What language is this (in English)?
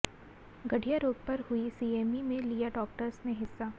Hindi